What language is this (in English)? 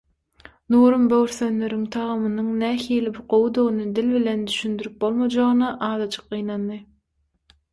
Turkmen